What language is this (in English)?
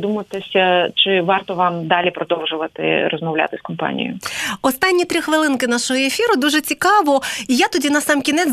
Ukrainian